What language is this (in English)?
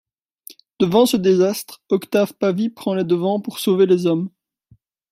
French